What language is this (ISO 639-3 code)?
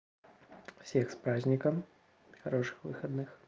rus